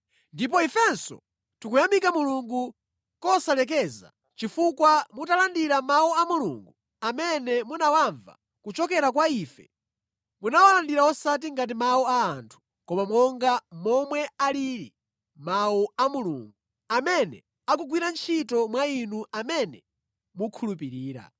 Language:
Nyanja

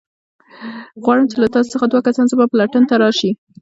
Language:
Pashto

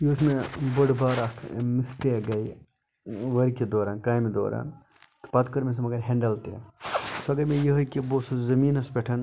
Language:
Kashmiri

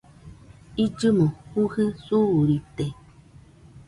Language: Nüpode Huitoto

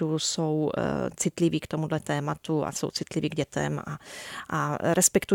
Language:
Czech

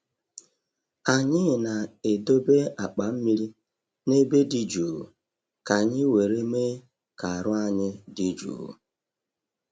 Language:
Igbo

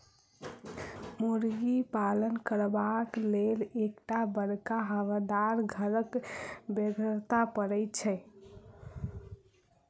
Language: Maithili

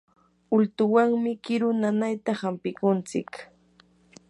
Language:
Yanahuanca Pasco Quechua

